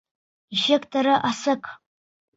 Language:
Bashkir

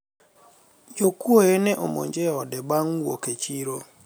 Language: Luo (Kenya and Tanzania)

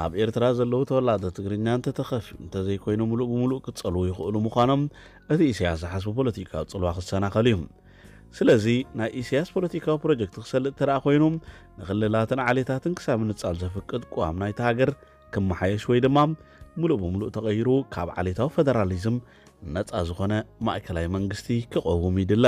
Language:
Arabic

